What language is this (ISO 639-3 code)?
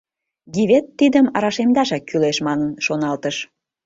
chm